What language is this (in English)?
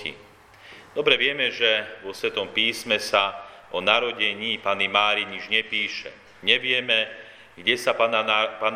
Slovak